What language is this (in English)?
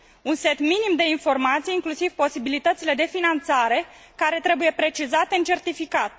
Romanian